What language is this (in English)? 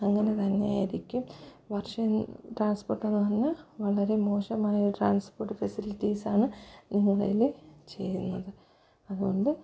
Malayalam